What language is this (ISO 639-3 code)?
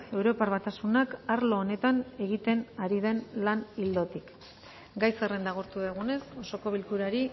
eus